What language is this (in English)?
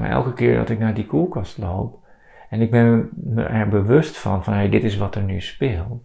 Dutch